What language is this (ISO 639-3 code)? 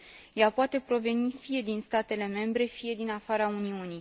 ron